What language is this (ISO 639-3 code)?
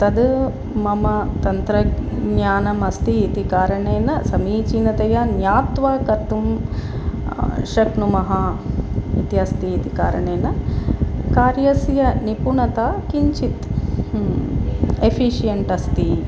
san